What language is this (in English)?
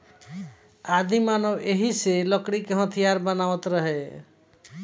Bhojpuri